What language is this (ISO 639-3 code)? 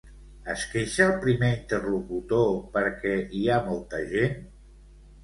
cat